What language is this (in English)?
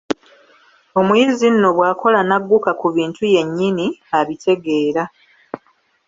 Ganda